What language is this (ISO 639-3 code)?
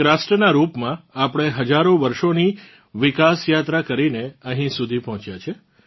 guj